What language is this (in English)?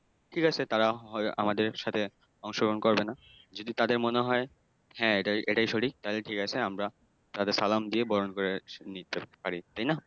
Bangla